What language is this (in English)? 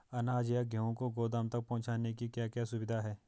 Hindi